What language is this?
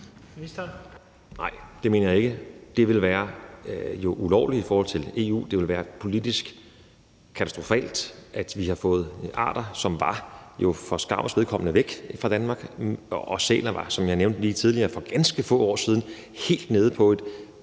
Danish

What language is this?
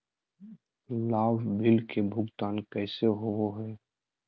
Magahi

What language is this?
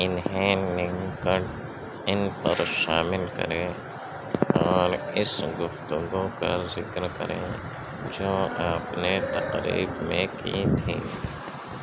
Urdu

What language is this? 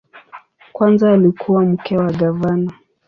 Swahili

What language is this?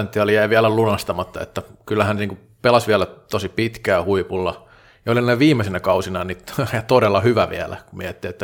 Finnish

